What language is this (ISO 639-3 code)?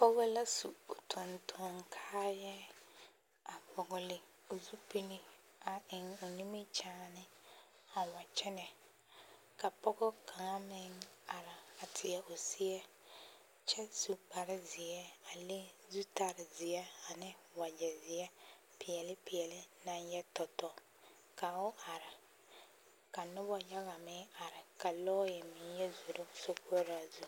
dga